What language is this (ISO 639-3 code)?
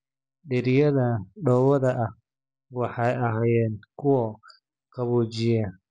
som